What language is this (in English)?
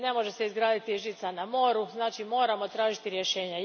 Croatian